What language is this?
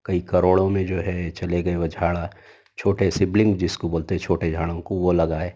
Urdu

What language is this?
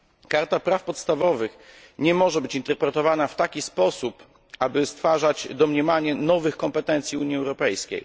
Polish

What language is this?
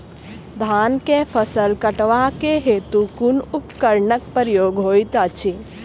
Maithili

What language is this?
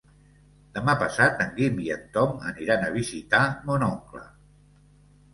Catalan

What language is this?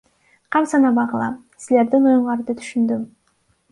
Kyrgyz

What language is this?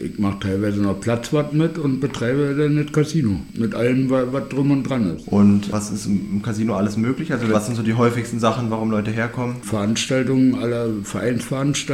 German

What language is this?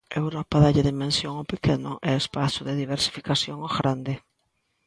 Galician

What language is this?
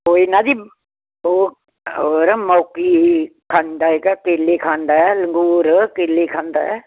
Punjabi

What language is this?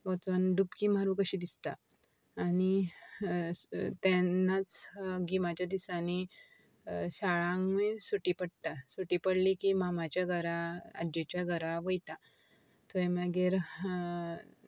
Konkani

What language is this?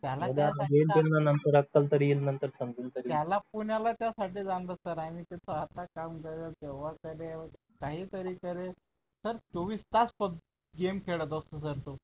Marathi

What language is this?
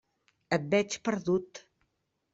Catalan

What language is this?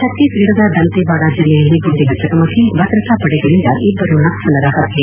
Kannada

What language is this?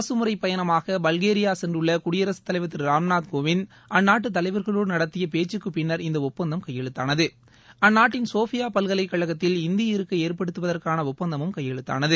Tamil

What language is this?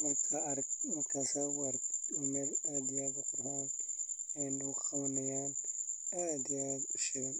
Somali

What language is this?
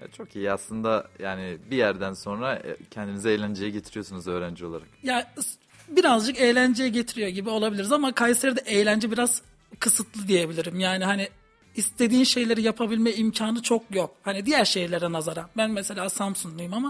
Turkish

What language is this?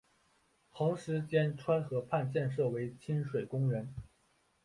Chinese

